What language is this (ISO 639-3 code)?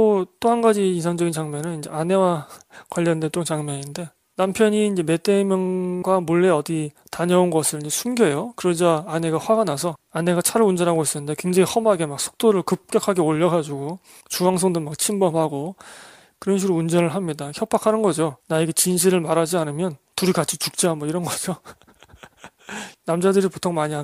kor